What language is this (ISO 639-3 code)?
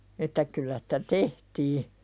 fin